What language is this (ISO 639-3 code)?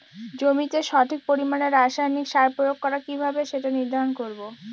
ben